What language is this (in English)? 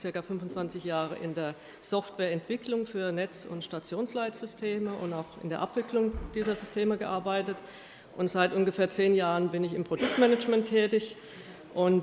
German